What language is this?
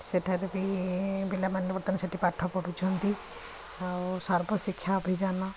Odia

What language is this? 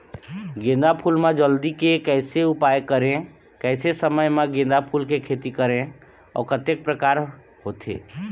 Chhattisgarhi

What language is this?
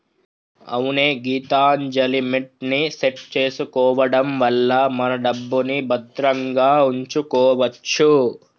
Telugu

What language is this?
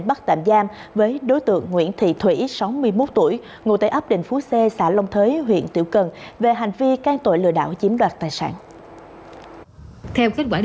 Vietnamese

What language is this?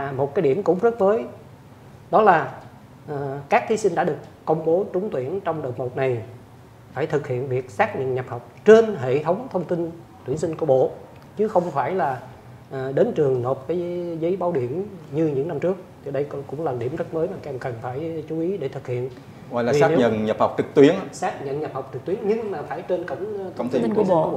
Vietnamese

